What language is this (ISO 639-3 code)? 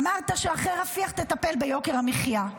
heb